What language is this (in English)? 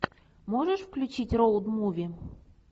Russian